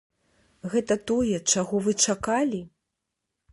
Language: Belarusian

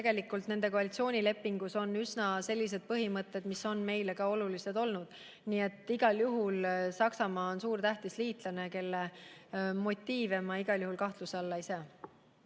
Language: Estonian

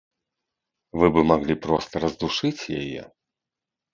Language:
Belarusian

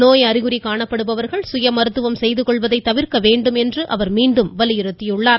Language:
Tamil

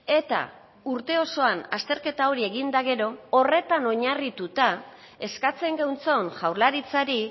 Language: Basque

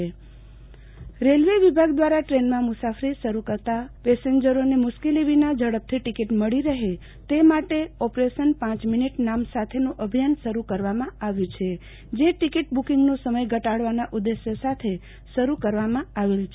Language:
Gujarati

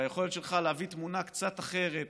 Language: Hebrew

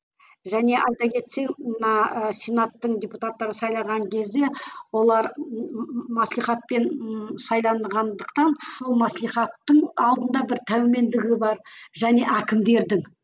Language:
Kazakh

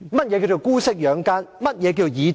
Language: Cantonese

